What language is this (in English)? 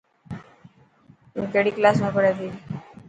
Dhatki